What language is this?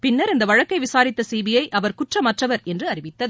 Tamil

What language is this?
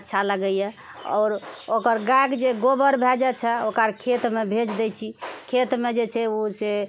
Maithili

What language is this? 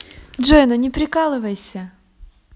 Russian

